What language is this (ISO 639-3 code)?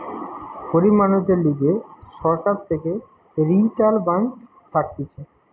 ben